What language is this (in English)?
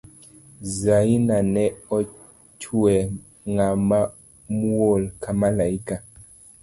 Luo (Kenya and Tanzania)